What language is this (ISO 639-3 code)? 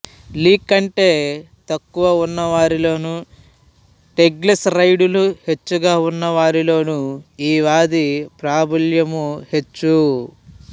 tel